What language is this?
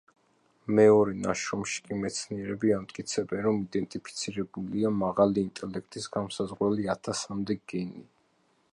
Georgian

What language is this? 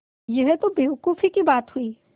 Hindi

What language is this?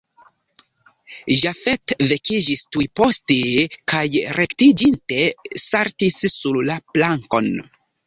Esperanto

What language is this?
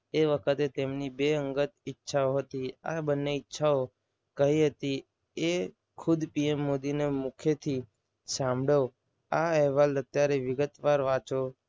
Gujarati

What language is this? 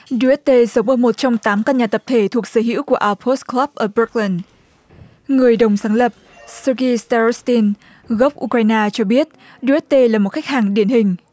Vietnamese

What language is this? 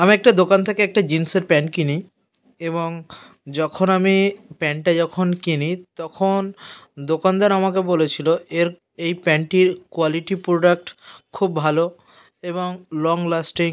Bangla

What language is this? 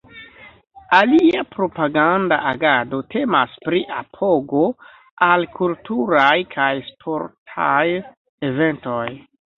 Esperanto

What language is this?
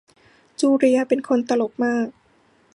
Thai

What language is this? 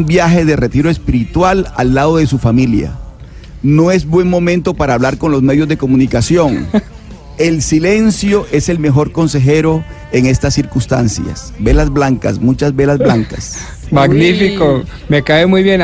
Spanish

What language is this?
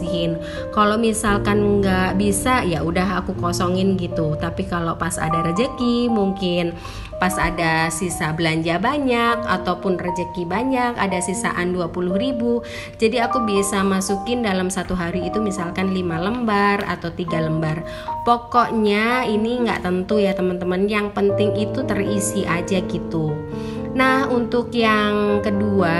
Indonesian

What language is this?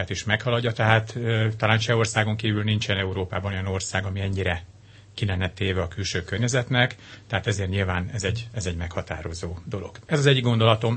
Hungarian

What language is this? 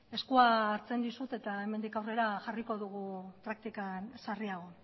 Basque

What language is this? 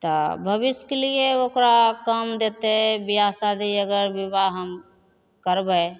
Maithili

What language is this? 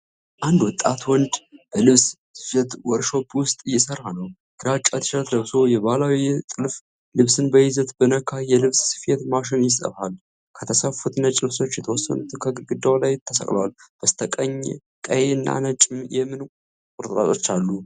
Amharic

